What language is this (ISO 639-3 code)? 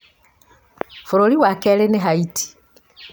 kik